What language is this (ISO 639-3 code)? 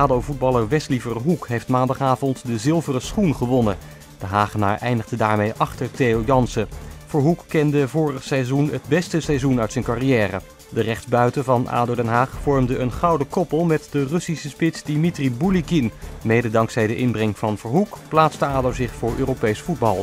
nld